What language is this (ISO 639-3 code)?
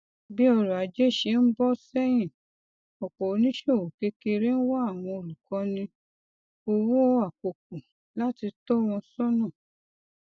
yor